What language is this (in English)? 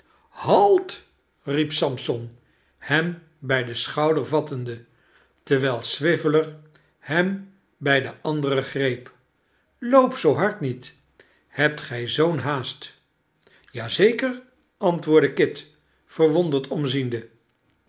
Dutch